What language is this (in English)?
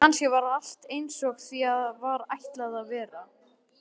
Icelandic